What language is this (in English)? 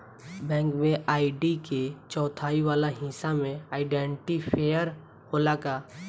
Bhojpuri